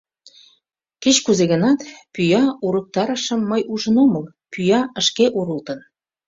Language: Mari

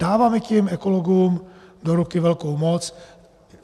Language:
Czech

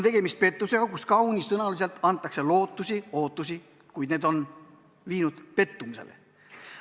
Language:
Estonian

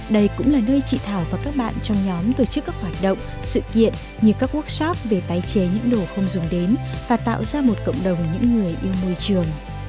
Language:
Vietnamese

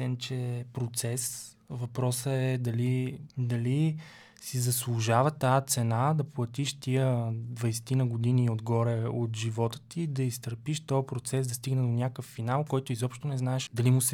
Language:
Bulgarian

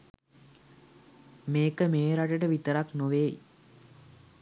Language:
Sinhala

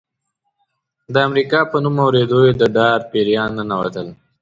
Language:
Pashto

